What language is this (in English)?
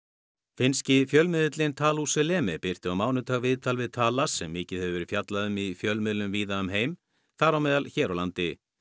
Icelandic